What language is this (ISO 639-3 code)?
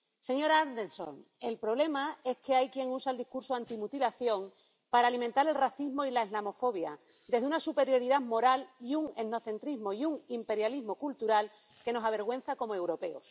spa